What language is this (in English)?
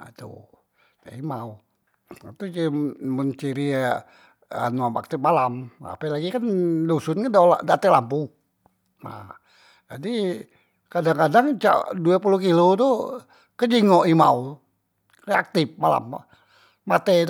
Musi